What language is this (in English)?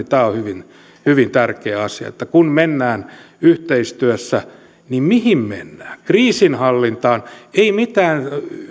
Finnish